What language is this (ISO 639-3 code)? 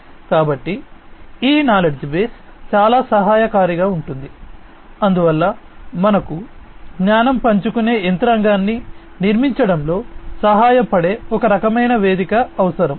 tel